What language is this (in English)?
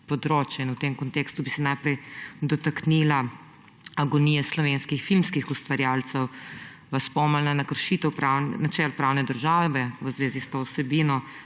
Slovenian